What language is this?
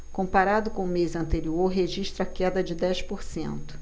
Portuguese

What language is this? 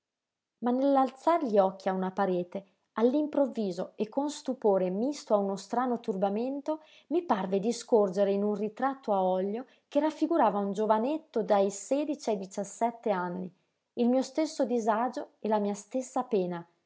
Italian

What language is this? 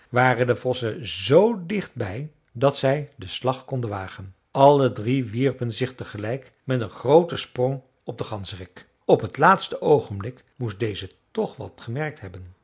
Dutch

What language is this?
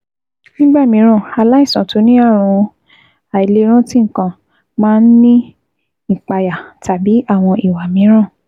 Yoruba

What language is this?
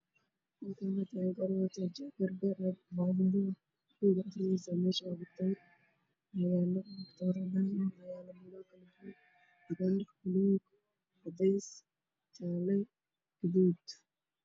Somali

